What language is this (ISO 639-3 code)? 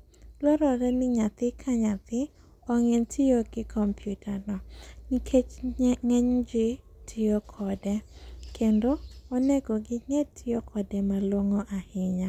luo